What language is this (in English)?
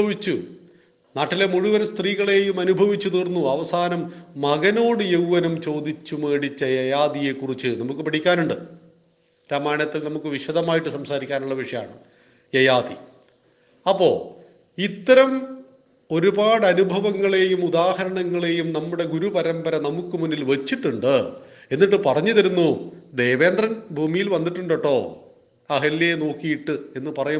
Malayalam